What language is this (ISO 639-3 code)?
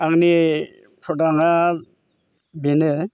brx